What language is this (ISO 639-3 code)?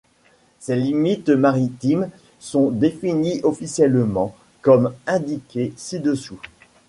fra